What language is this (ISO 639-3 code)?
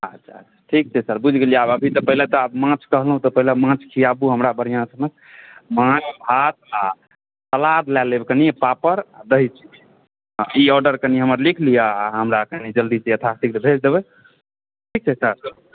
mai